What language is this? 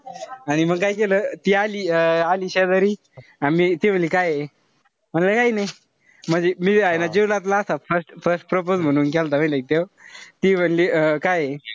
Marathi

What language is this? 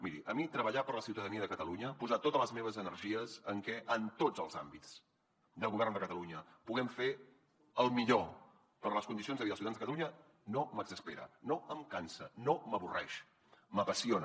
Catalan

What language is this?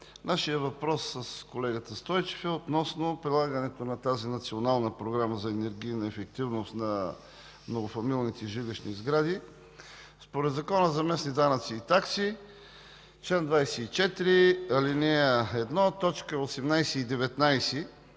Bulgarian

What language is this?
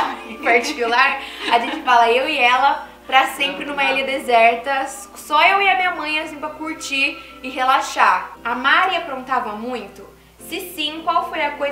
Portuguese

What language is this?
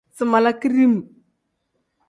Tem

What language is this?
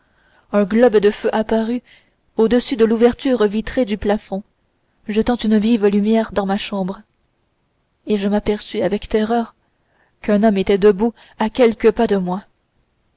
French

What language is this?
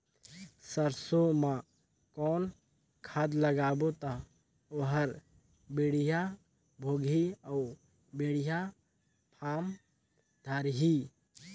Chhattisgarhi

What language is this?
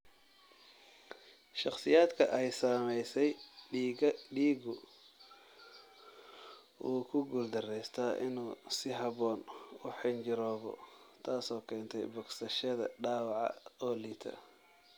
Somali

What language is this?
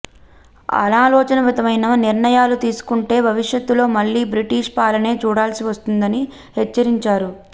Telugu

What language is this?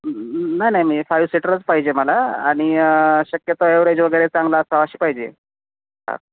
Marathi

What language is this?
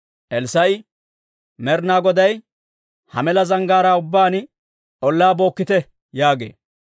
Dawro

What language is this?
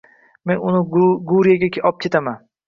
Uzbek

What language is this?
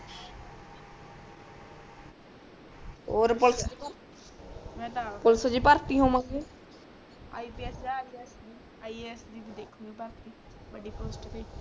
Punjabi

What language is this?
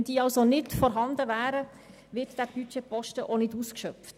Swiss German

